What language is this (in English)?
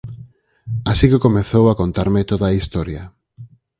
Galician